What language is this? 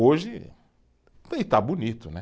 Portuguese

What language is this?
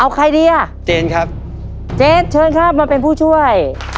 Thai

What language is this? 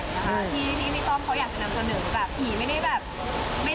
Thai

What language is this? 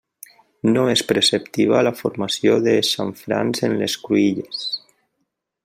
Catalan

